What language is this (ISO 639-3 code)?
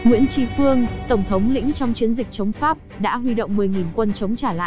vie